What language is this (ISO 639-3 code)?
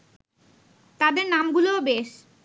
ben